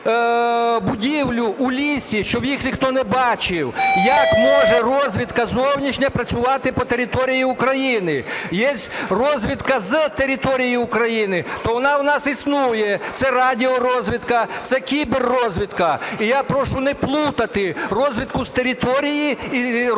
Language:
Ukrainian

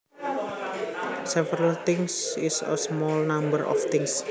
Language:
Javanese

